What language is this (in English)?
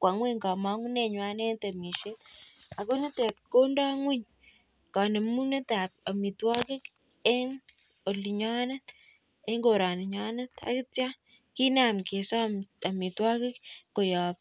Kalenjin